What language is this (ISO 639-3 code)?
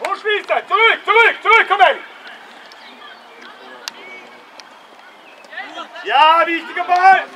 deu